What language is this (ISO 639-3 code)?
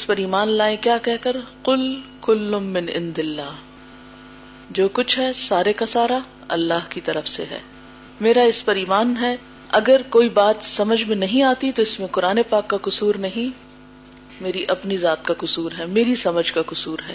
urd